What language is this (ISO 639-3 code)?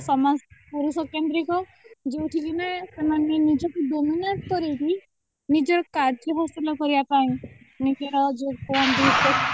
ori